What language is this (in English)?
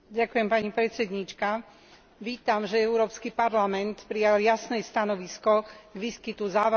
Slovak